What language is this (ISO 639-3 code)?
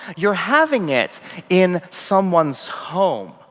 eng